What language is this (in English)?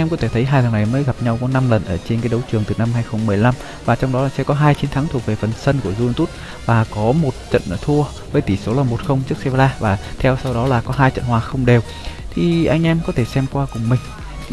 Vietnamese